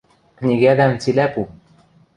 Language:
Western Mari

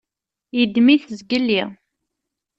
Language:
Kabyle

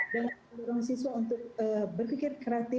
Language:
Indonesian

